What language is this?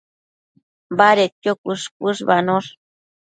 Matsés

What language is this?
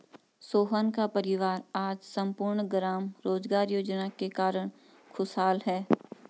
Hindi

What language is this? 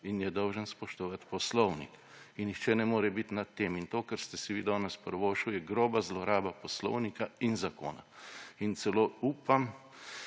Slovenian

